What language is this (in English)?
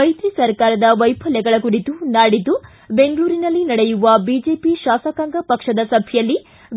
Kannada